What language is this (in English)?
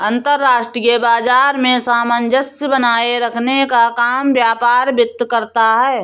Hindi